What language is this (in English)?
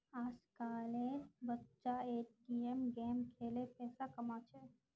Magahi